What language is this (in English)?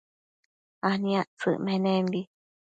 Matsés